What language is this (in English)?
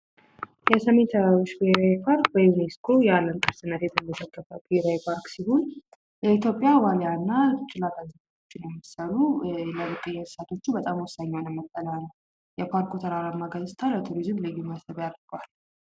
Amharic